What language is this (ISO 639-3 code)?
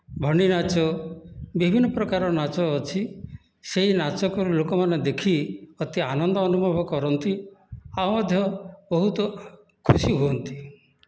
ori